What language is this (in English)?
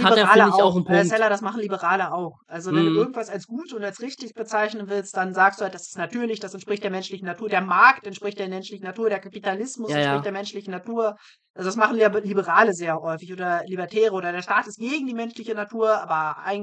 German